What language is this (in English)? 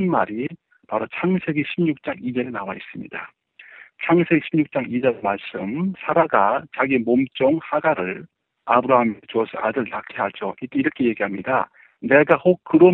Korean